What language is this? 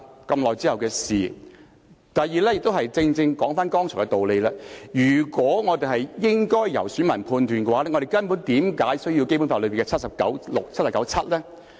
Cantonese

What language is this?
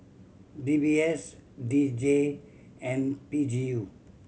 English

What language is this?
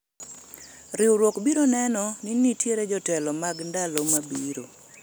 Luo (Kenya and Tanzania)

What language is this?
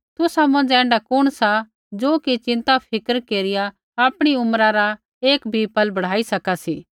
Kullu Pahari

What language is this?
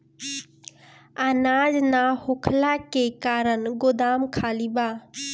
Bhojpuri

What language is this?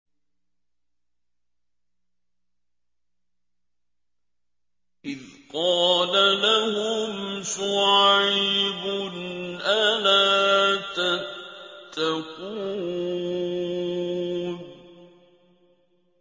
Arabic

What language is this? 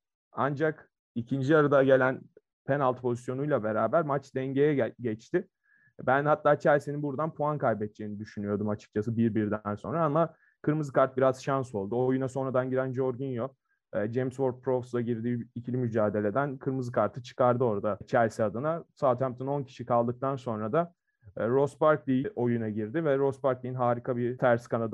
Turkish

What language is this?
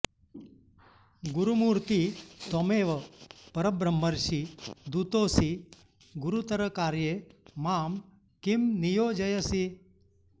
Sanskrit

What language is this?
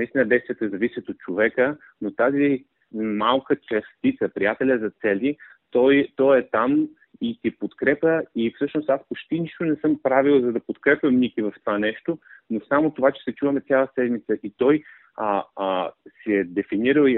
Bulgarian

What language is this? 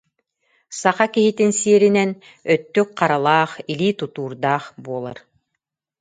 Yakut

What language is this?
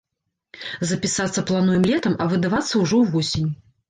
Belarusian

